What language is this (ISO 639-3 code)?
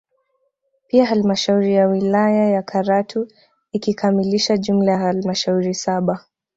swa